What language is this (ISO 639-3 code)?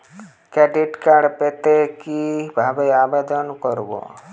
ben